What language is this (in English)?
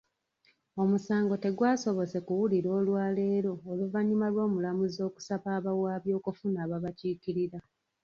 Ganda